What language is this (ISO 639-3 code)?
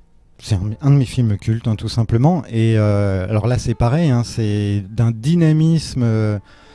fra